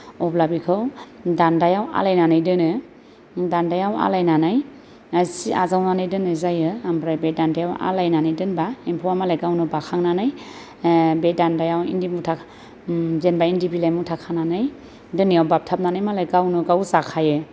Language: Bodo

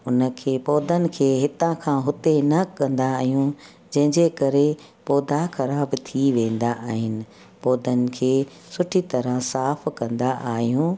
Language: Sindhi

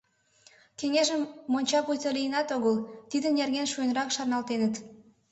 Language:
Mari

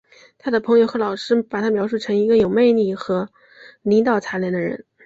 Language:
Chinese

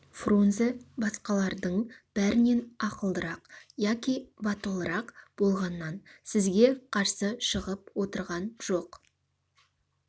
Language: Kazakh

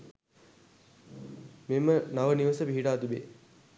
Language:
Sinhala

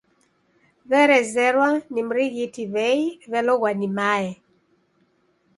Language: Taita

